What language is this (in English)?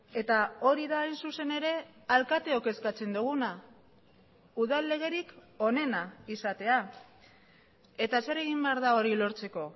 Basque